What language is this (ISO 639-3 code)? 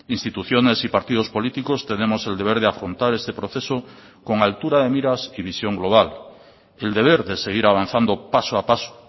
spa